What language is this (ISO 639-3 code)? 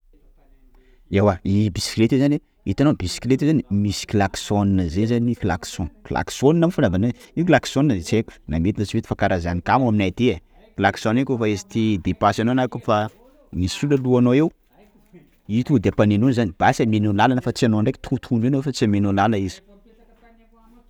skg